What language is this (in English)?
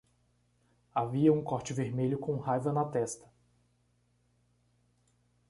Portuguese